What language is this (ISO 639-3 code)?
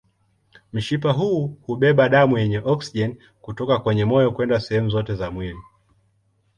swa